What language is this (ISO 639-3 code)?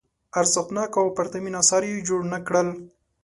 pus